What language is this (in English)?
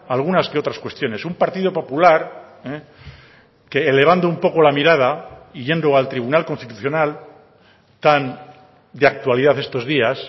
Spanish